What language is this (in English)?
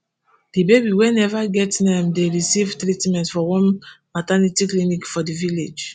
Nigerian Pidgin